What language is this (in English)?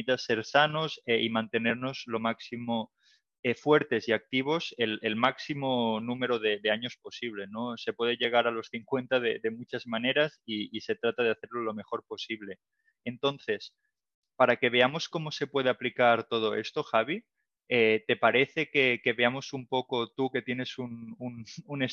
Spanish